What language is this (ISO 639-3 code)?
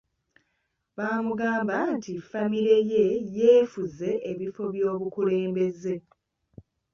lug